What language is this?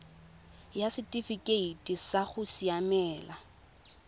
Tswana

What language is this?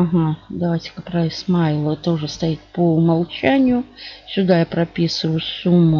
Russian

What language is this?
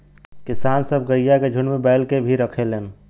Bhojpuri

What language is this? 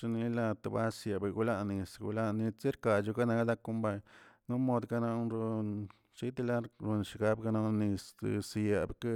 Tilquiapan Zapotec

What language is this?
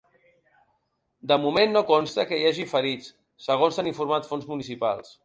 Catalan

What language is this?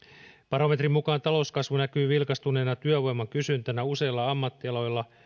Finnish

